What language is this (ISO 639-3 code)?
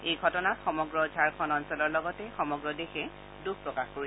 asm